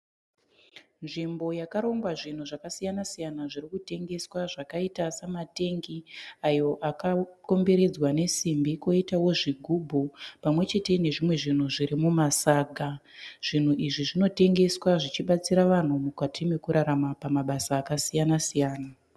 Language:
Shona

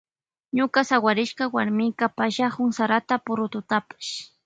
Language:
Loja Highland Quichua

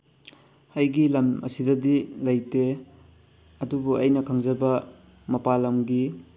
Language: Manipuri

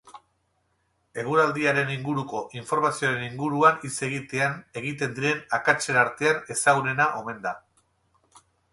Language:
Basque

